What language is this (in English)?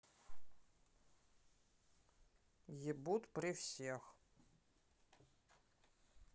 Russian